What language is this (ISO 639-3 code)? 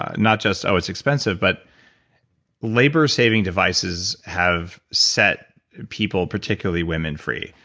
eng